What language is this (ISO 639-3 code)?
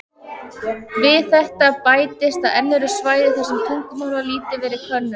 isl